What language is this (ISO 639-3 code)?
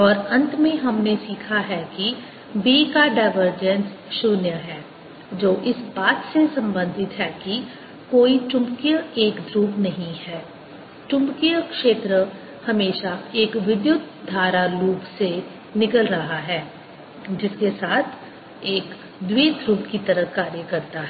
hin